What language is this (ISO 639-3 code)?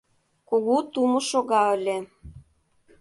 chm